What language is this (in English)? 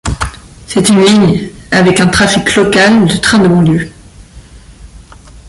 French